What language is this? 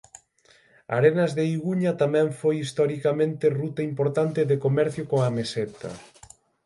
Galician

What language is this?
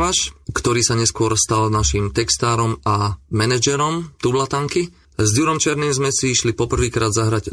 Slovak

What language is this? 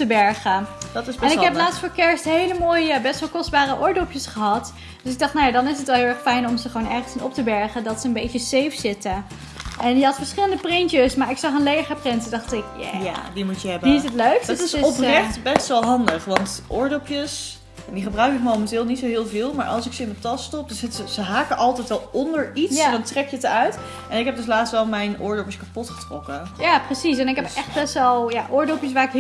Dutch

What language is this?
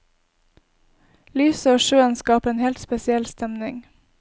Norwegian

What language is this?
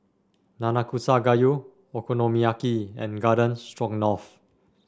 English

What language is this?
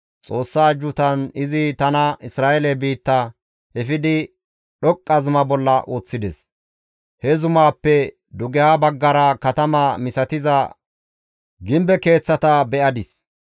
Gamo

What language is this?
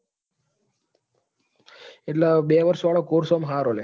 Gujarati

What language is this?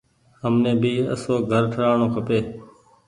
Goaria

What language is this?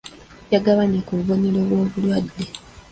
Ganda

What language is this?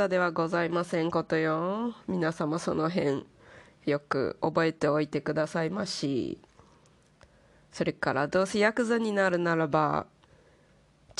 Japanese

